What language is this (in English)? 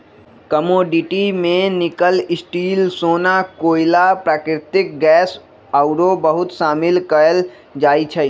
Magahi